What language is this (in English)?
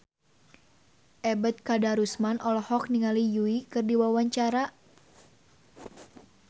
Sundanese